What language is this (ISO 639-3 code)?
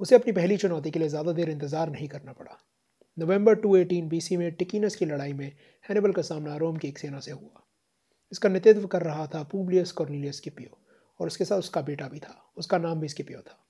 hin